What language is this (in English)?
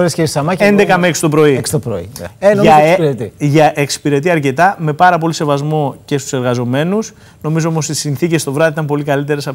Greek